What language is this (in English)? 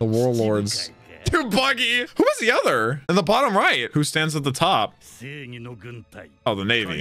English